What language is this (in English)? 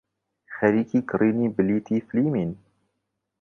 Central Kurdish